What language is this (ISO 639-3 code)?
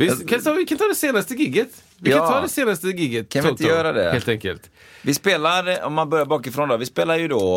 swe